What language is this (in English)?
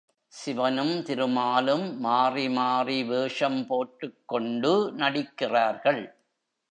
Tamil